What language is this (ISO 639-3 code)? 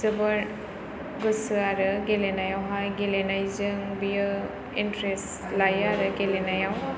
brx